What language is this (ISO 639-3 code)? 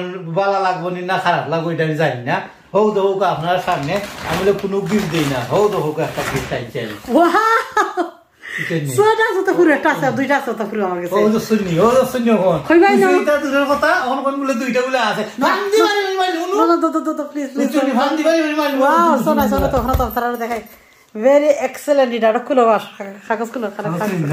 ara